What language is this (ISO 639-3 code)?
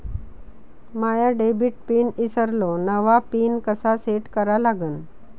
mar